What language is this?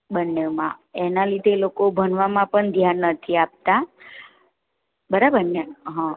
Gujarati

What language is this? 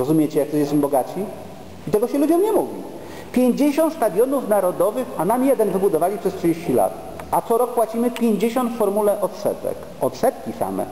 Polish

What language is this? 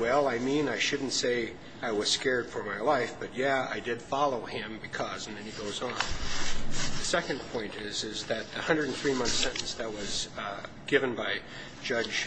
English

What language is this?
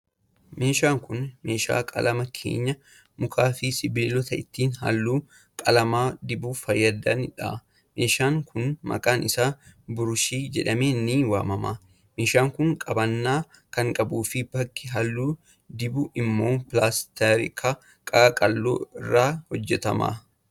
Oromo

